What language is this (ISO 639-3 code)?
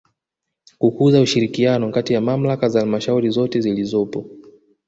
swa